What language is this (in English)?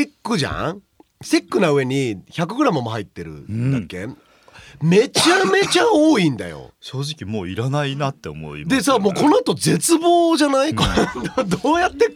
Japanese